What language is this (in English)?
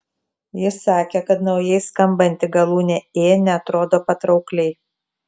Lithuanian